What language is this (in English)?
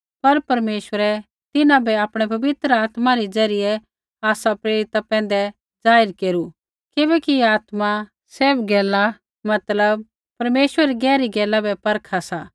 Kullu Pahari